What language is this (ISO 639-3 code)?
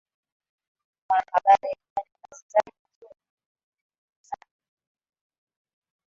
swa